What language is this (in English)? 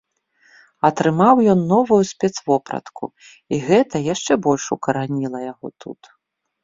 Belarusian